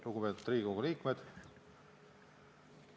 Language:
Estonian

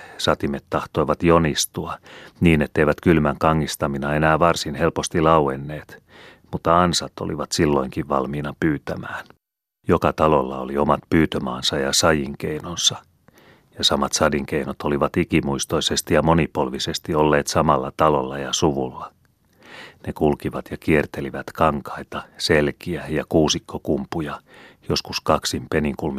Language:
Finnish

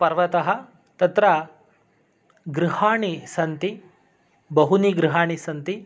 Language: Sanskrit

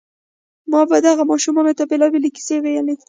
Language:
Pashto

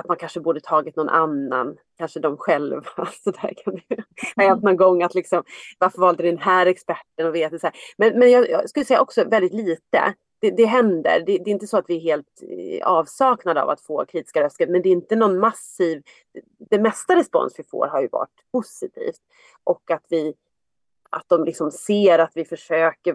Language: Swedish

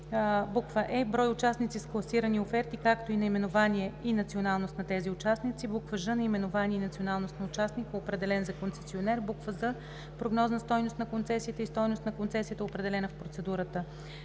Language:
Bulgarian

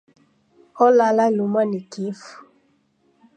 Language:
Taita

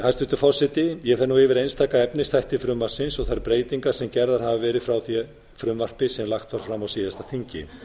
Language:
Icelandic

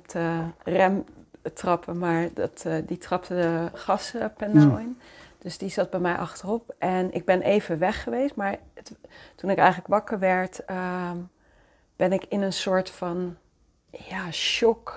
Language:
Dutch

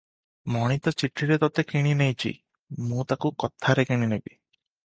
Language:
Odia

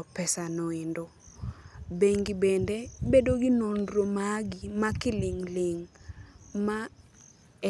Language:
Luo (Kenya and Tanzania)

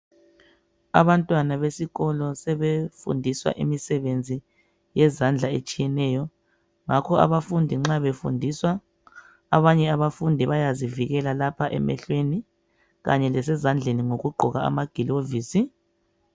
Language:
North Ndebele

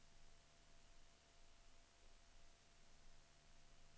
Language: Swedish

